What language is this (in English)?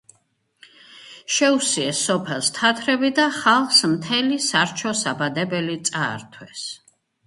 Georgian